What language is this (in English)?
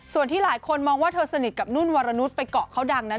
Thai